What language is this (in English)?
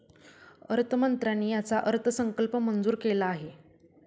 Marathi